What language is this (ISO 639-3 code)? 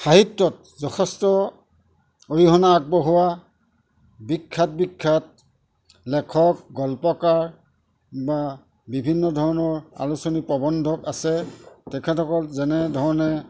asm